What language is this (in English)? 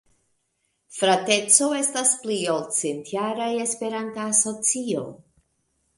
Esperanto